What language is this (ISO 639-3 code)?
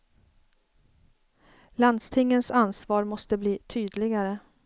swe